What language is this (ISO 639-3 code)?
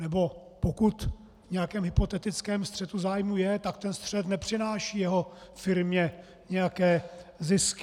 ces